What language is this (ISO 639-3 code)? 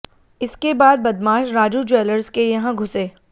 hin